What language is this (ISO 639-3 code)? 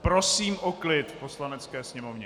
ces